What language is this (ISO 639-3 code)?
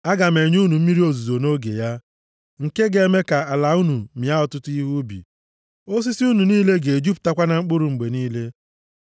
ibo